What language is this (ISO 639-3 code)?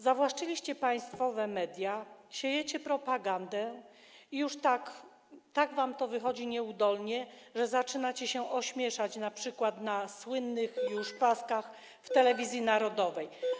pol